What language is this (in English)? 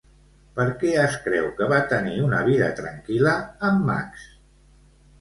Catalan